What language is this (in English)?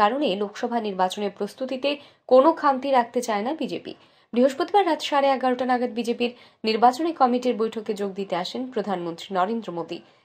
Bangla